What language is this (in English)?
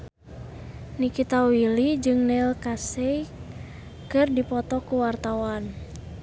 Sundanese